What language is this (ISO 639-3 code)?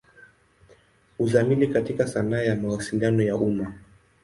swa